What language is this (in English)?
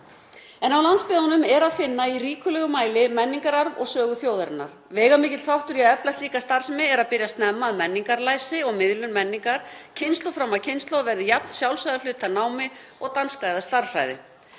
Icelandic